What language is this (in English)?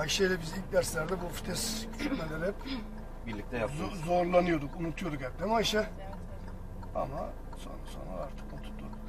Turkish